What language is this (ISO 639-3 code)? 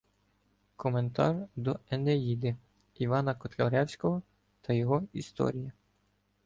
ukr